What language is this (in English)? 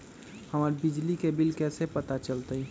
Magahi